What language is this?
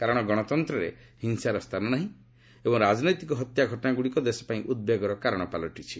Odia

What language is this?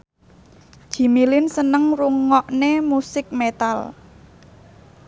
Javanese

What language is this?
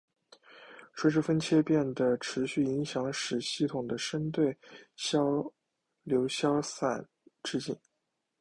Chinese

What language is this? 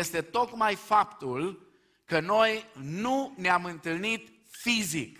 Romanian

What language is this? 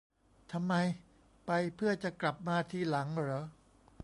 Thai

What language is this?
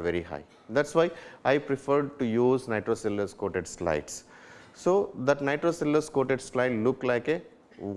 English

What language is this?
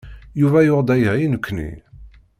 Kabyle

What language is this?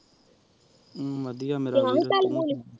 Punjabi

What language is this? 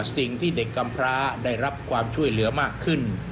Thai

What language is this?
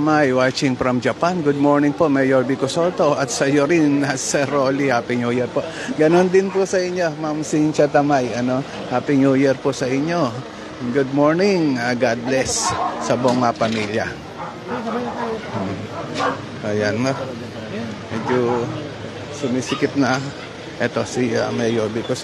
Filipino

